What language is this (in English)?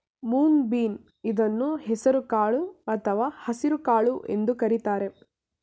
Kannada